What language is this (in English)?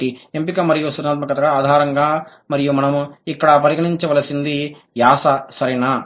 Telugu